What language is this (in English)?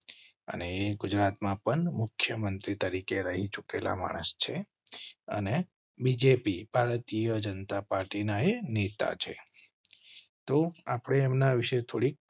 Gujarati